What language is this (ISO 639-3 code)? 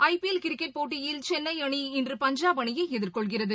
tam